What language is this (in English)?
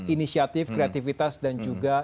Indonesian